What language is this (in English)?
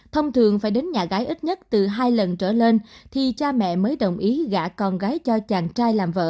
Vietnamese